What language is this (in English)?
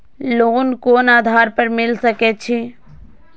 Maithili